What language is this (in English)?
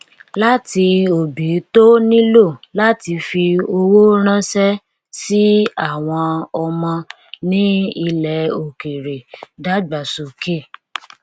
Yoruba